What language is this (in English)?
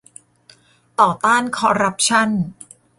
Thai